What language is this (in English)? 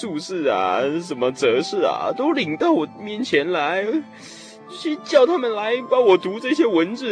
Chinese